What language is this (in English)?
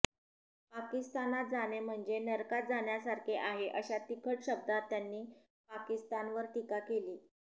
Marathi